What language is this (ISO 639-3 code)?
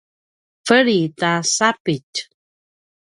pwn